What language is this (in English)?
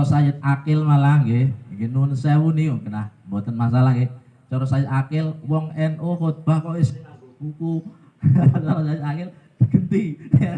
Indonesian